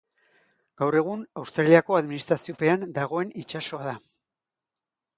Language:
Basque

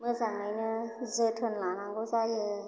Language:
Bodo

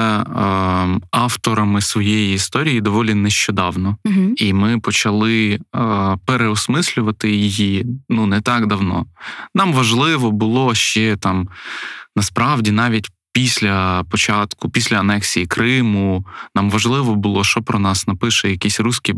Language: Ukrainian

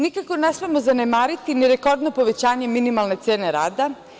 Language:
Serbian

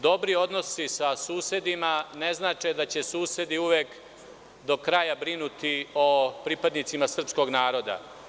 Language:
Serbian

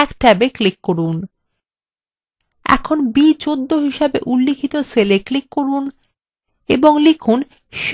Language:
Bangla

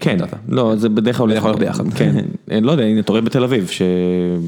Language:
Hebrew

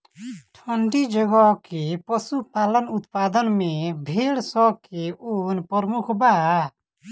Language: Bhojpuri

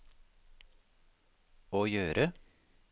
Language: Norwegian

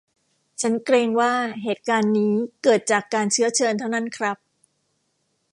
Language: Thai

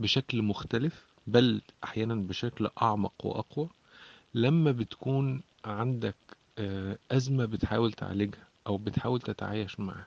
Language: Arabic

